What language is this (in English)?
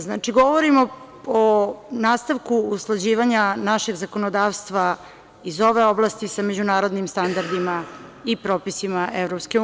Serbian